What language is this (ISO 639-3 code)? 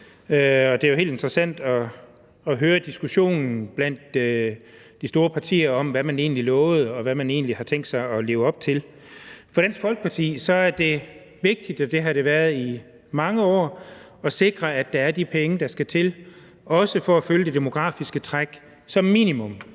dan